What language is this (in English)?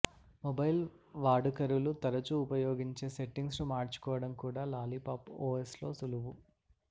Telugu